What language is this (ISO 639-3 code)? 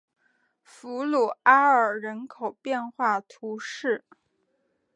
zho